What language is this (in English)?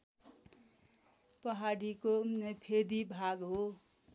Nepali